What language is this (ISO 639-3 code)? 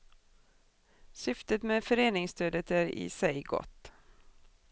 swe